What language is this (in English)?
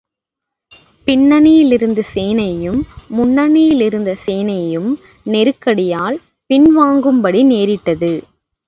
Tamil